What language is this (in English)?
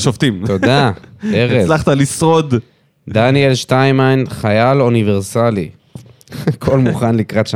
Hebrew